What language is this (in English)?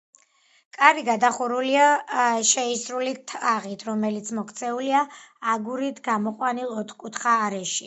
Georgian